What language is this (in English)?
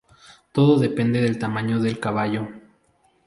Spanish